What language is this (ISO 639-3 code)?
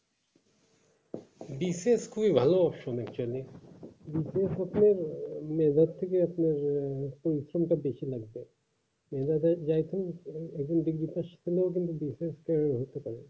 ben